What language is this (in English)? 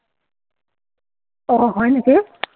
Assamese